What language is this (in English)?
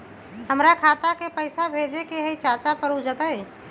Magahi